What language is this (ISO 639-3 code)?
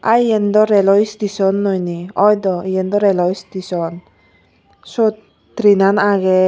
ccp